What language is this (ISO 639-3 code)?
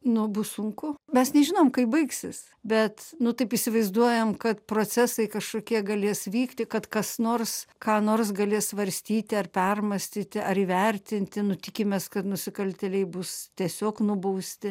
lit